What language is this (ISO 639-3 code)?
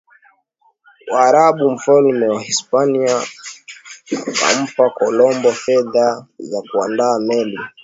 swa